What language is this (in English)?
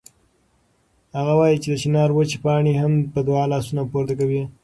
Pashto